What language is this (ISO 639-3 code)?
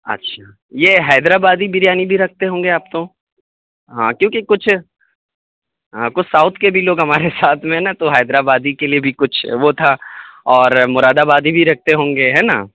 urd